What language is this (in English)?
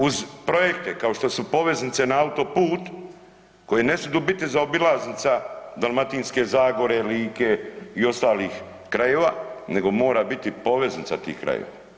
Croatian